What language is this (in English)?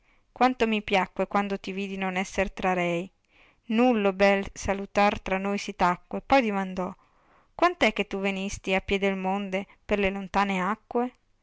Italian